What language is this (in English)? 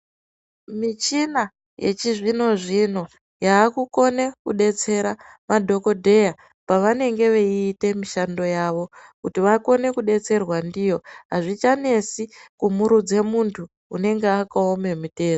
Ndau